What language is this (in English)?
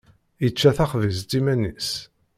Kabyle